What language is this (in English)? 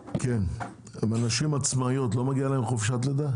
Hebrew